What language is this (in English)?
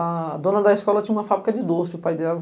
Portuguese